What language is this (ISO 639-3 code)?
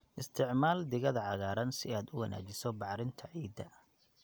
som